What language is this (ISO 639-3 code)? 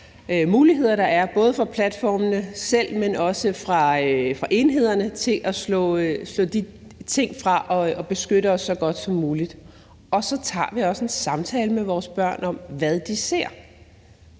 dan